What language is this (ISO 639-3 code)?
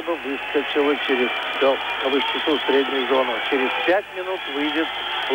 rus